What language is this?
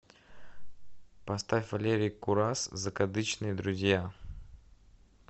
Russian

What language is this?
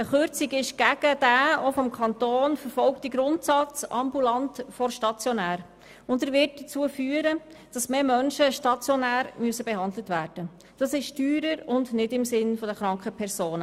Swiss German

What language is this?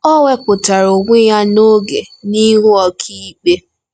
Igbo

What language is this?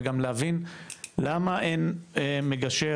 Hebrew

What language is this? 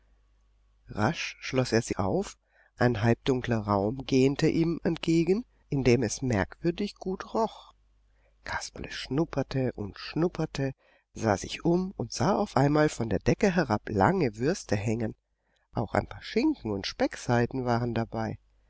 German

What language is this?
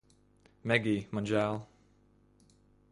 Latvian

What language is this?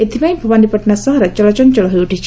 Odia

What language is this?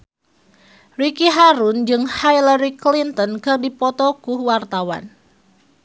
Sundanese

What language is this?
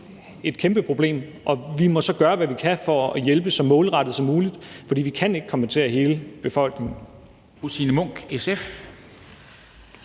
Danish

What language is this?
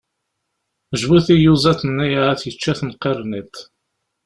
Kabyle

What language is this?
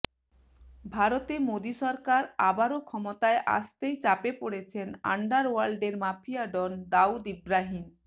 Bangla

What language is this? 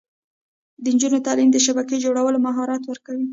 Pashto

